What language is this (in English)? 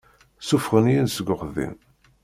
Kabyle